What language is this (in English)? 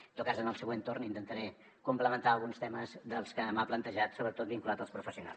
Catalan